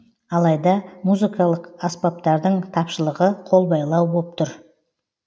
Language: Kazakh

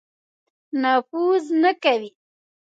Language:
Pashto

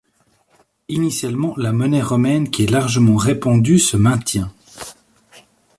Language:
French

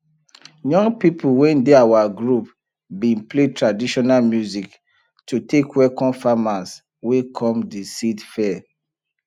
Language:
Nigerian Pidgin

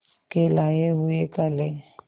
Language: Hindi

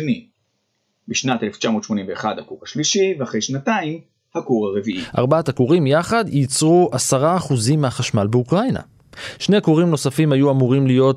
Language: Hebrew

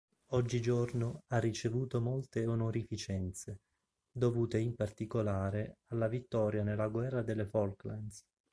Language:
Italian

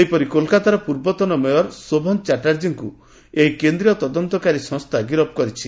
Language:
Odia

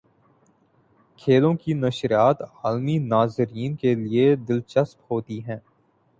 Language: Urdu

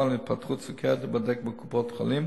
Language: Hebrew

